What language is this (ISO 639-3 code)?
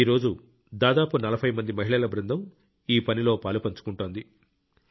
tel